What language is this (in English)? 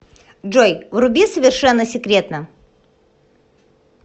Russian